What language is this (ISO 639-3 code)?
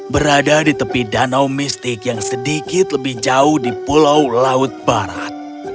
ind